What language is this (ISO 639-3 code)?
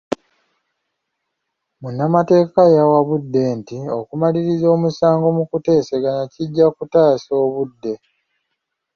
lug